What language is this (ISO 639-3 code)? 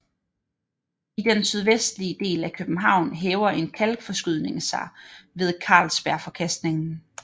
dan